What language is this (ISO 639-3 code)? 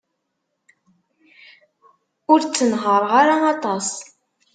kab